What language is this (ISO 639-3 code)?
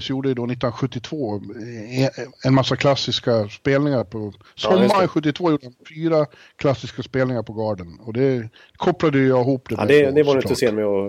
swe